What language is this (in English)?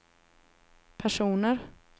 Swedish